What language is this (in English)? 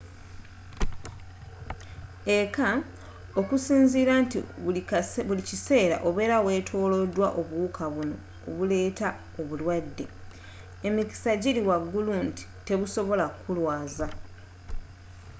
Ganda